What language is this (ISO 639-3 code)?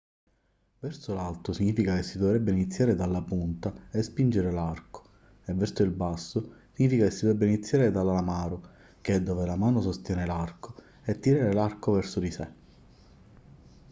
ita